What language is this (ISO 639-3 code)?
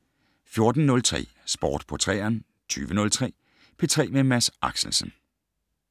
dan